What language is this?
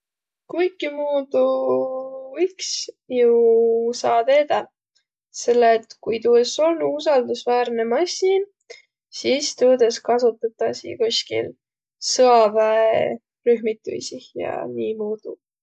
Võro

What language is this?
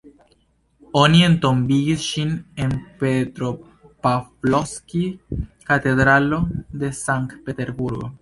Esperanto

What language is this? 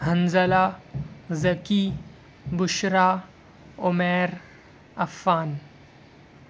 Urdu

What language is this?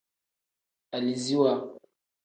Tem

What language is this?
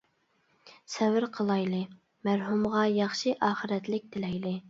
Uyghur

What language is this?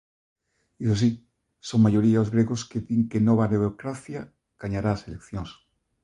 Galician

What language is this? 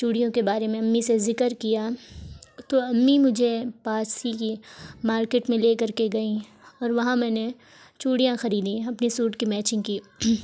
Urdu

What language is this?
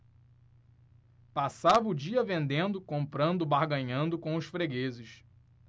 Portuguese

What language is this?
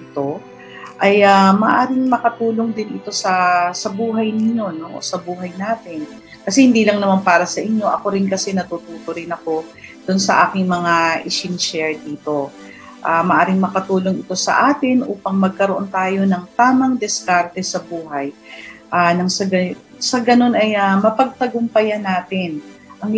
Filipino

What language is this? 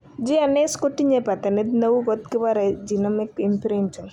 Kalenjin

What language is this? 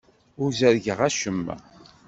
Kabyle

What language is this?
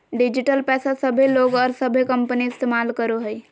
Magahi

